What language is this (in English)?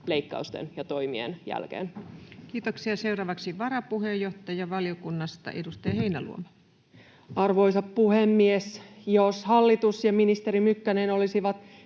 Finnish